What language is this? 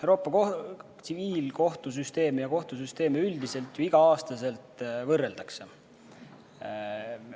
Estonian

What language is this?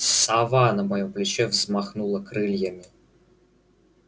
Russian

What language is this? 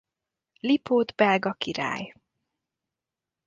Hungarian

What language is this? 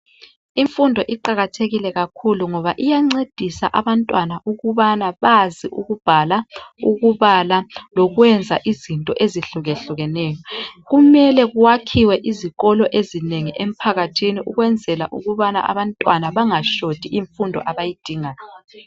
North Ndebele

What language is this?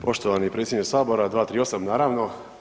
Croatian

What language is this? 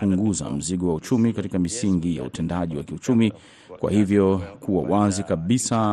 Swahili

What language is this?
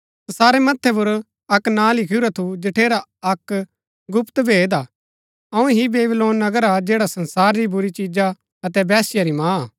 Gaddi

